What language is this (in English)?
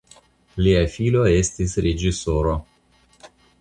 Esperanto